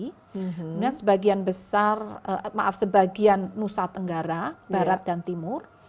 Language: Indonesian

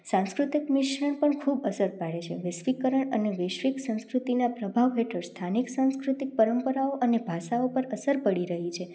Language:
Gujarati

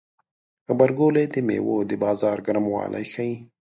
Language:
Pashto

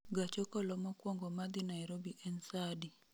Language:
Luo (Kenya and Tanzania)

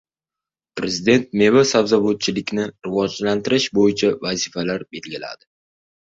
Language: Uzbek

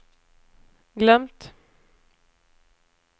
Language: Swedish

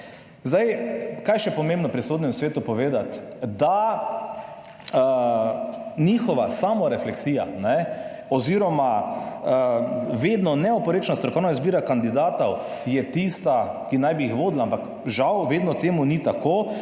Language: Slovenian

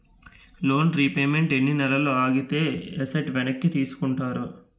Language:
Telugu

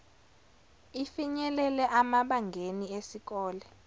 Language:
Zulu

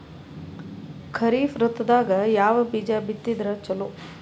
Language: Kannada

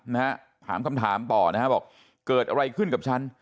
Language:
Thai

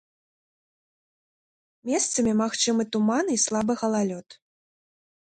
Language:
Belarusian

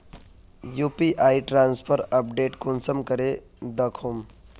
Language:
Magahi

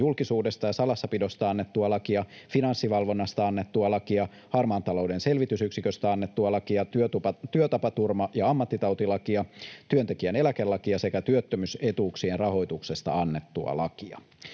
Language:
Finnish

